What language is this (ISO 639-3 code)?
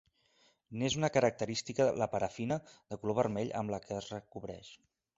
cat